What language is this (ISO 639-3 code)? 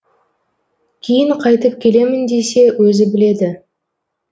kaz